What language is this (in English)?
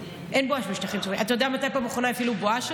Hebrew